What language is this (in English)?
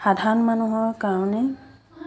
Assamese